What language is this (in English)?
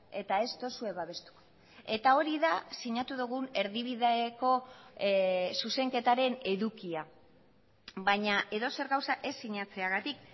Basque